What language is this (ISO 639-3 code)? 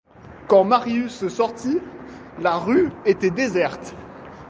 fra